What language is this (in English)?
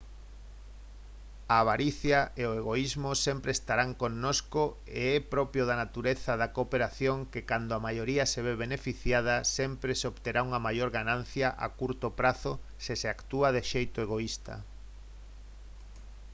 Galician